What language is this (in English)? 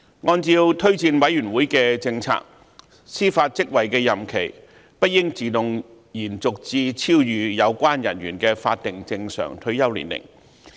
Cantonese